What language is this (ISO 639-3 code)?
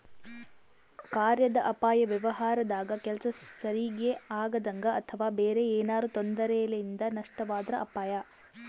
kan